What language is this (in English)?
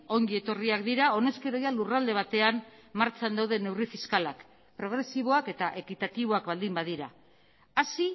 Basque